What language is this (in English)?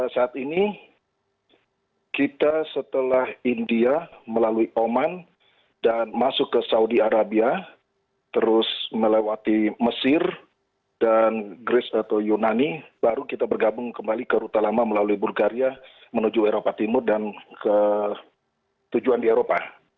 Indonesian